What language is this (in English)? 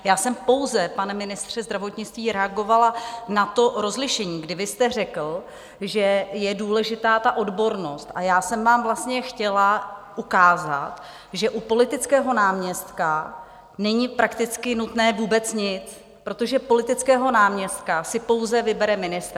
Czech